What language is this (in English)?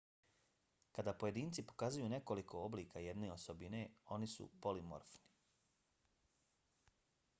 Bosnian